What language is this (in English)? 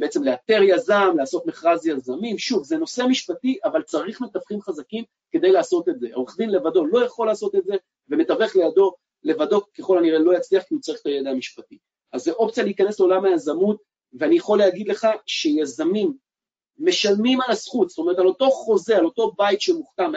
Hebrew